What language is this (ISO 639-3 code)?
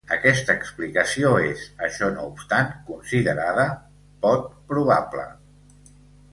cat